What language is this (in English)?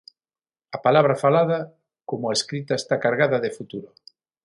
Galician